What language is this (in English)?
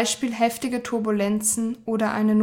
German